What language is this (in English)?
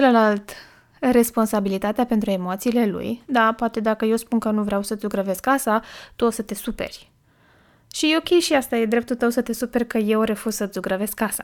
Romanian